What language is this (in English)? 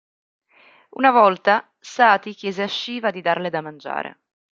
Italian